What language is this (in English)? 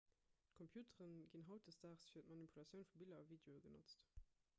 Luxembourgish